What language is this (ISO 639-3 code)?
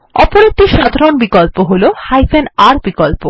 ben